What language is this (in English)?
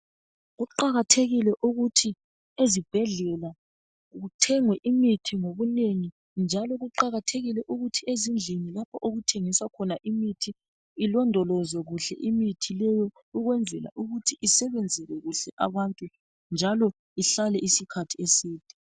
North Ndebele